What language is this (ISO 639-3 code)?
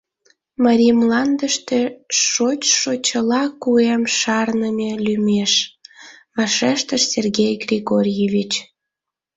chm